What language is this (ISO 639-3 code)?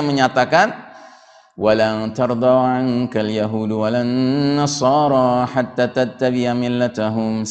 ind